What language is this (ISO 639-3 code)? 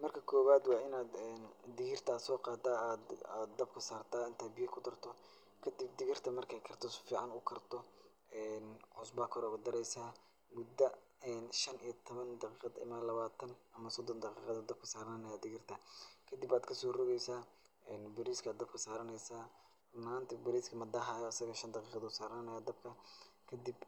som